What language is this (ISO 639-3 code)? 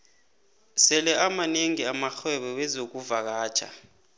nbl